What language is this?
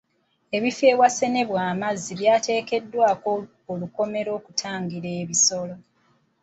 Ganda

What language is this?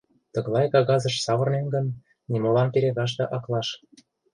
Mari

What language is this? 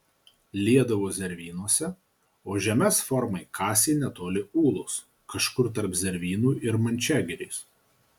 Lithuanian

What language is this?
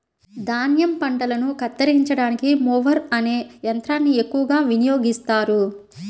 Telugu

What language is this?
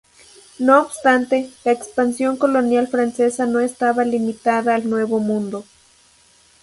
Spanish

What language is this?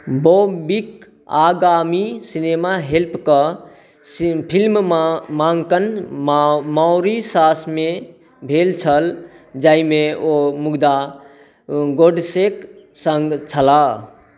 Maithili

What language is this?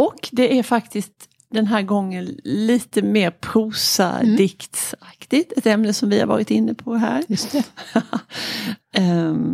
Swedish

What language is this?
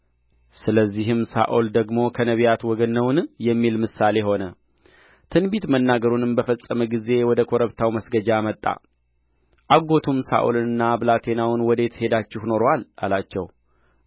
Amharic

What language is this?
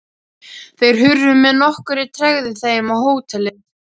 Icelandic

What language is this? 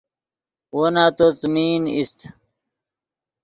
Yidgha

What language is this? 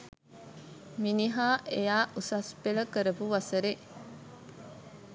Sinhala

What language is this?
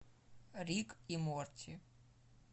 Russian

